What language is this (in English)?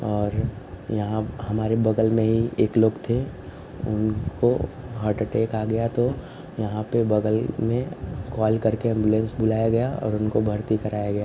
Hindi